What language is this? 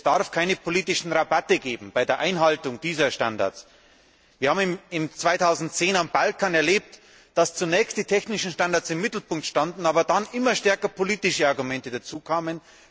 German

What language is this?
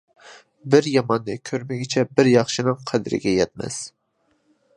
Uyghur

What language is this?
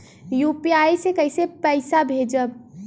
Bhojpuri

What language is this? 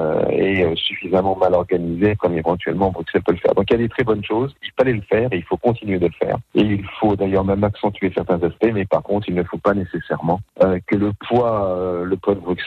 French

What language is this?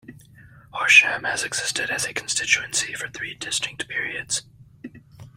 English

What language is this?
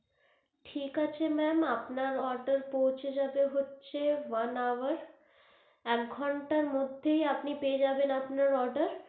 Bangla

